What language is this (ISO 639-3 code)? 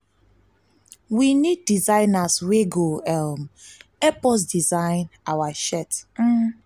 pcm